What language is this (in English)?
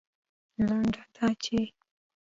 Pashto